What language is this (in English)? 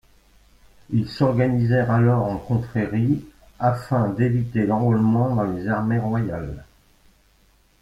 French